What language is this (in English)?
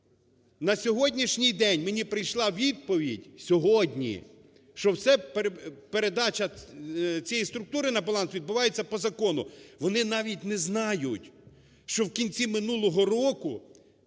Ukrainian